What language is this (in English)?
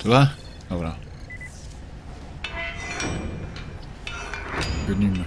Polish